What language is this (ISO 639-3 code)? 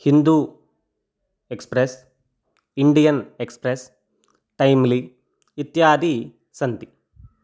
san